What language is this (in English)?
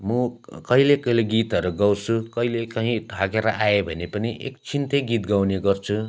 Nepali